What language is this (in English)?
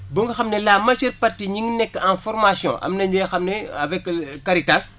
Wolof